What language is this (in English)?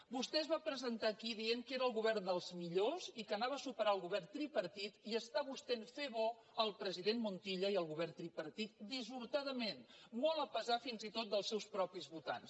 Catalan